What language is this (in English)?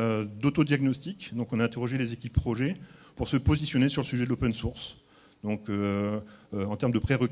French